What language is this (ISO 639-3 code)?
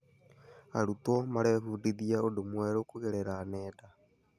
kik